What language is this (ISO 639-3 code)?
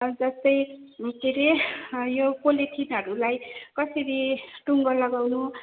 nep